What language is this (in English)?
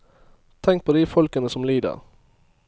Norwegian